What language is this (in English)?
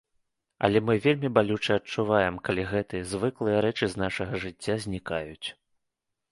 Belarusian